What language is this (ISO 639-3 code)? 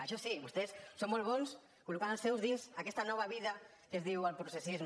cat